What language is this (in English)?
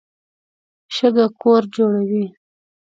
Pashto